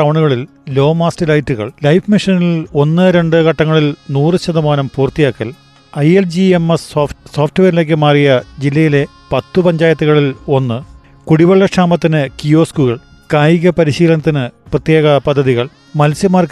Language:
Malayalam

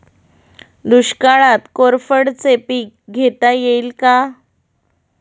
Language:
Marathi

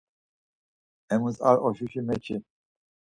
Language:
Laz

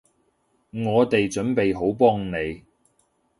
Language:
Cantonese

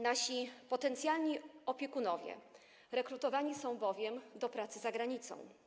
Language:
Polish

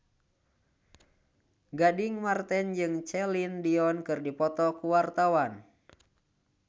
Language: Sundanese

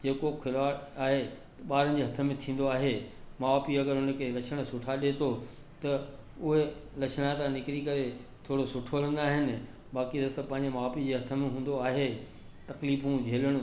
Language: Sindhi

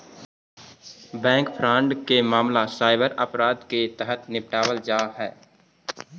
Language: Magahi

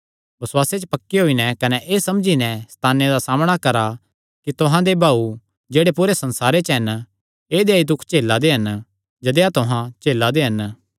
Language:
Kangri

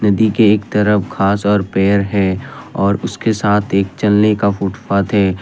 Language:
Hindi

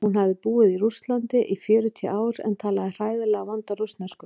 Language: Icelandic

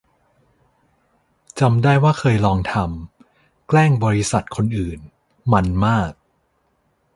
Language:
Thai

